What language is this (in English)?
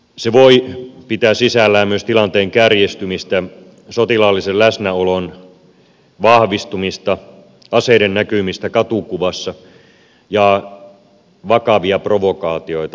Finnish